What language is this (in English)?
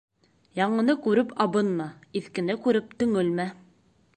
Bashkir